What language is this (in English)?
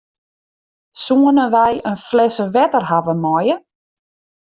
Western Frisian